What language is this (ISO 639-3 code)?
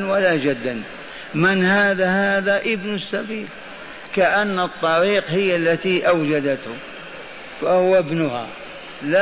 ara